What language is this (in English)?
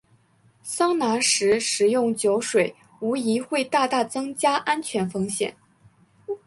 Chinese